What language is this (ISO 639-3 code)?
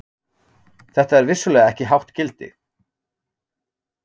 isl